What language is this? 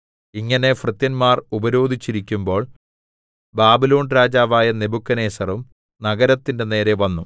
Malayalam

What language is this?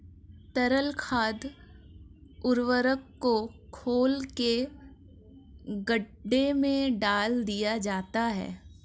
Hindi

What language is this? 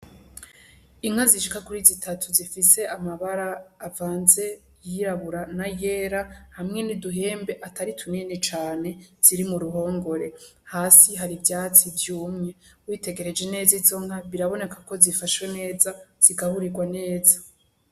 Rundi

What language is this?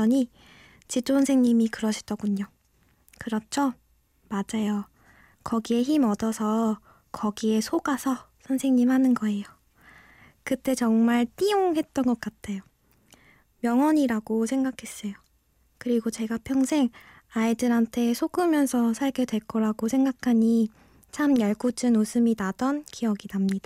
Korean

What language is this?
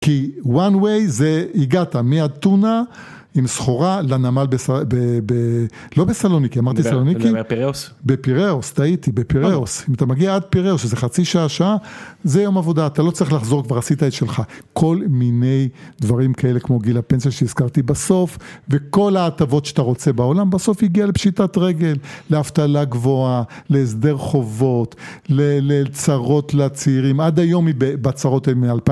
Hebrew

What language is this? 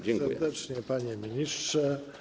Polish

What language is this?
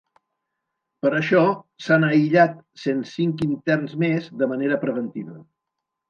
Catalan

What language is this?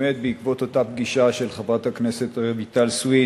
Hebrew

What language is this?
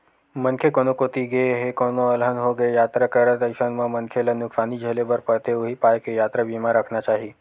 Chhattisgarhi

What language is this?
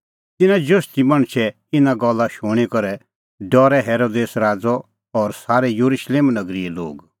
Kullu Pahari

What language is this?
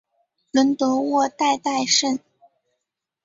Chinese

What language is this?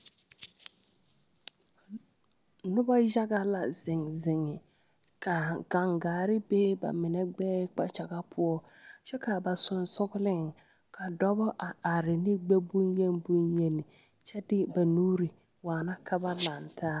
Southern Dagaare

